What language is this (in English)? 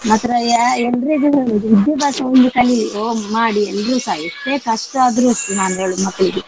Kannada